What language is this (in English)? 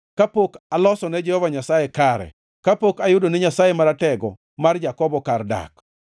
Luo (Kenya and Tanzania)